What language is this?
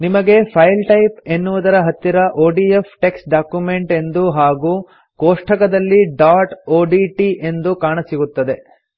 Kannada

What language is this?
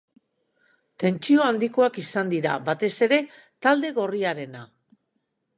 Basque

